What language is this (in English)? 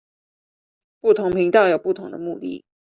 Chinese